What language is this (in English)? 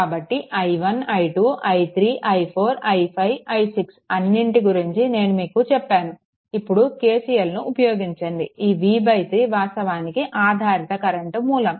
Telugu